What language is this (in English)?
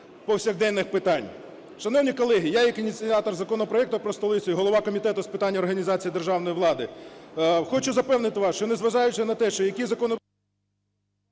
Ukrainian